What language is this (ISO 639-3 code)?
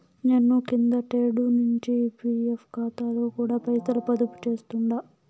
tel